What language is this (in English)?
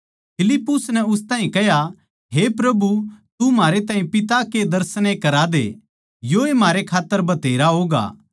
Haryanvi